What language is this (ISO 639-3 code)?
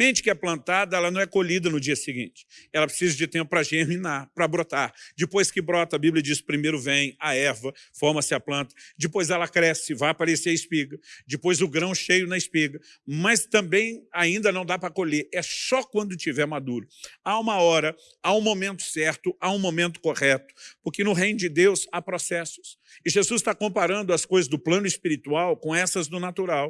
por